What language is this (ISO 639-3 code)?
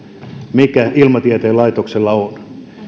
fin